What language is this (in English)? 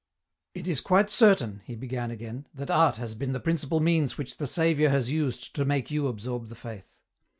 English